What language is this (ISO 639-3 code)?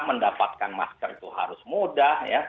ind